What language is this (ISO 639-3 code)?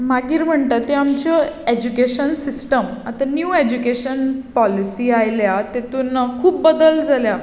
kok